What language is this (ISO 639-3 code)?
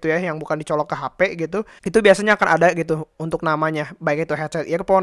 ind